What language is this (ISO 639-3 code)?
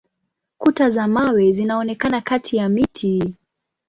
swa